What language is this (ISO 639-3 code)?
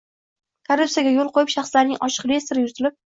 uzb